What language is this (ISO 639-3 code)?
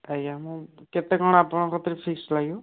ori